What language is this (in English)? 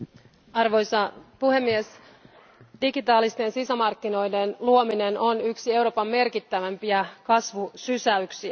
Finnish